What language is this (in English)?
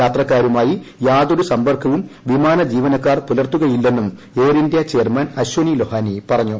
Malayalam